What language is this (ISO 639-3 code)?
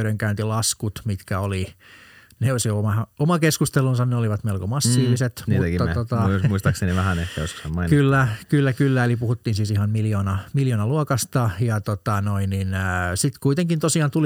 fin